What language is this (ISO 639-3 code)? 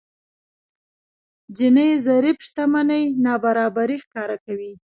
pus